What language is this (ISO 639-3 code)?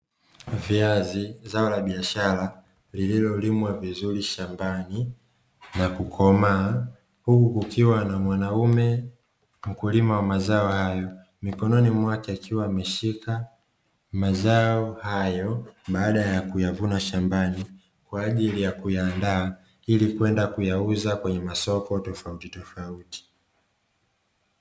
swa